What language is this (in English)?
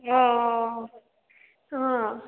Nepali